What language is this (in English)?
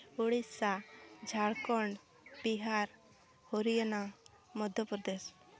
Santali